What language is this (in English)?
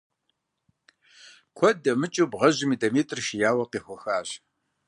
Kabardian